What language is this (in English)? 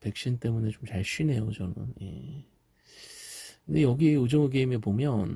Korean